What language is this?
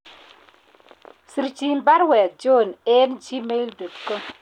Kalenjin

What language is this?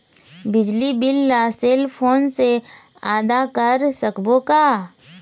Chhattisgarhi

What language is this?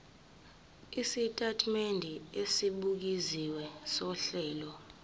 Zulu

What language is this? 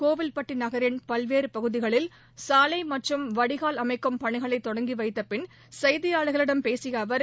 Tamil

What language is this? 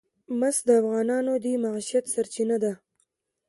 Pashto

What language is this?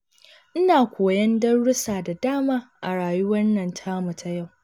Hausa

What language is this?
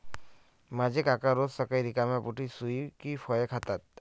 Marathi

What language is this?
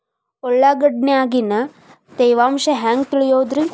Kannada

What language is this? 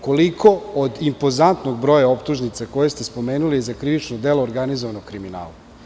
Serbian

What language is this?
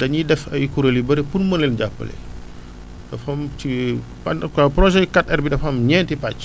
Wolof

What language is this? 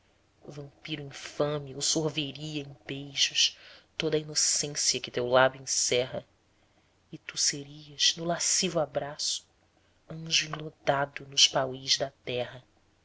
Portuguese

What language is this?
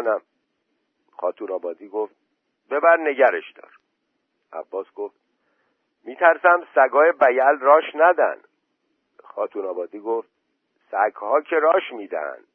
Persian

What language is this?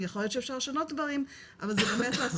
Hebrew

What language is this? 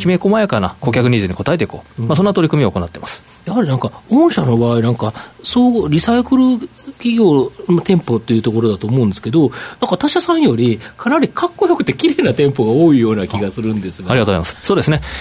Japanese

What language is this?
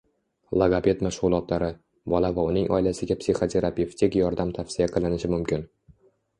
Uzbek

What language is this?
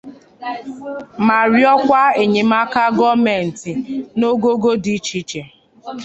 Igbo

